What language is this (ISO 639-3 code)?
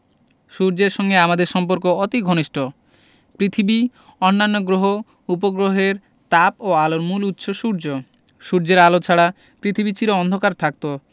ben